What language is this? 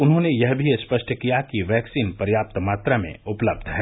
Hindi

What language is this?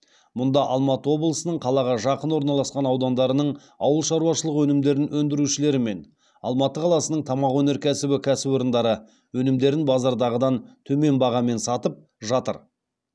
Kazakh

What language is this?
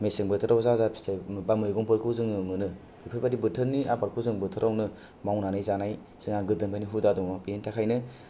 Bodo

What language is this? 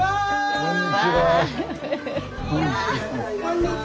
Japanese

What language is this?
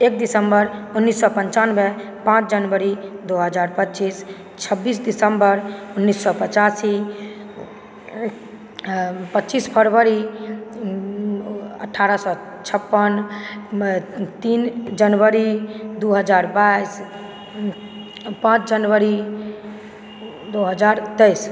Maithili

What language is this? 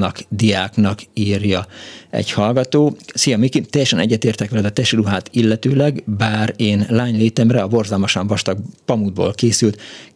Hungarian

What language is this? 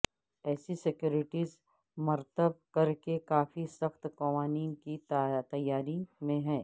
Urdu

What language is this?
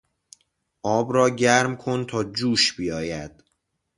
Persian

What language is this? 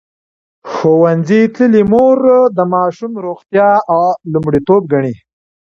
Pashto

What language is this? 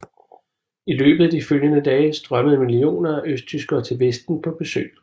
Danish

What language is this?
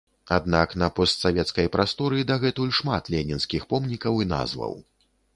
Belarusian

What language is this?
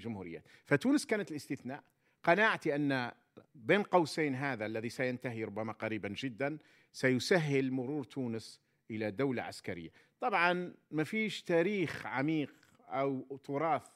Arabic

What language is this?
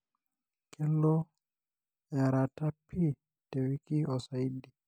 Masai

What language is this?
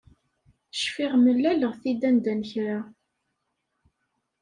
Kabyle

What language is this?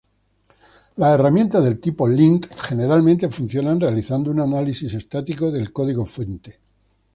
Spanish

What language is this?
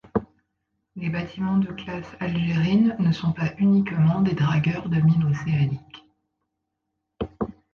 French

